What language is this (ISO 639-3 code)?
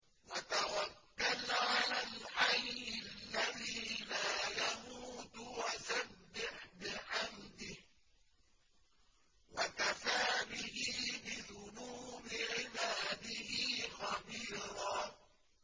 ara